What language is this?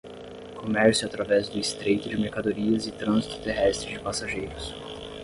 Portuguese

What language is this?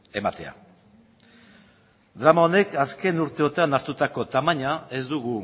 Basque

